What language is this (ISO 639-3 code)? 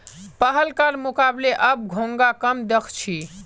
mag